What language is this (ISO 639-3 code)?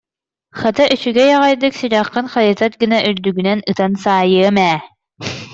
sah